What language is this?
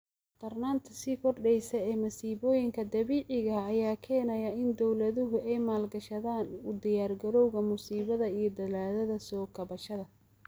Somali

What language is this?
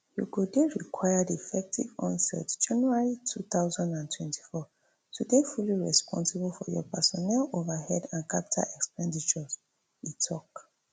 Nigerian Pidgin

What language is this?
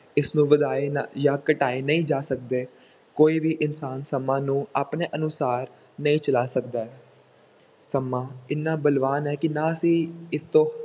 Punjabi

